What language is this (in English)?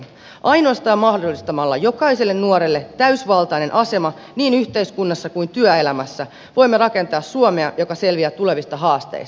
Finnish